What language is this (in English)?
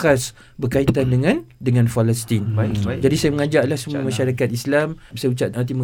Malay